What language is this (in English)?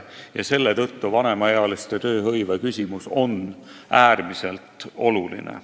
Estonian